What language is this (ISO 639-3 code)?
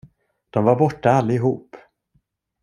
swe